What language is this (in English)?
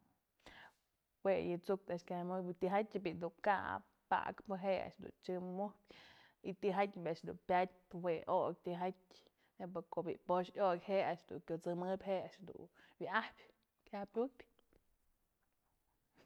Mazatlán Mixe